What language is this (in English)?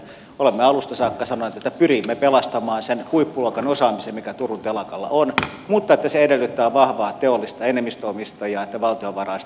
Finnish